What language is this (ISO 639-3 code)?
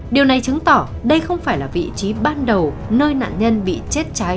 vie